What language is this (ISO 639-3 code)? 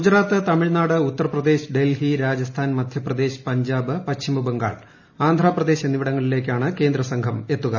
mal